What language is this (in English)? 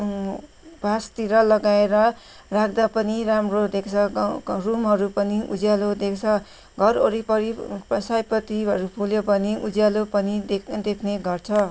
Nepali